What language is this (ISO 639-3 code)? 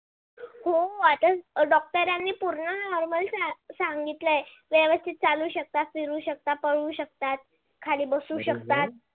mar